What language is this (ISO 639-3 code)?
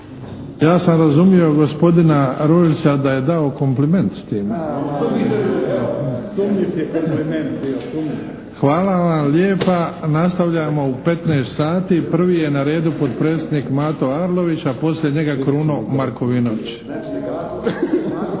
hrv